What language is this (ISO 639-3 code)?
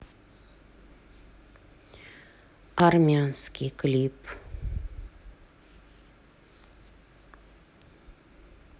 rus